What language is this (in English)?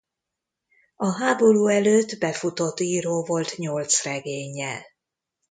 Hungarian